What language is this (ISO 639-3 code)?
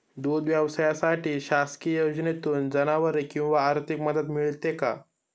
mar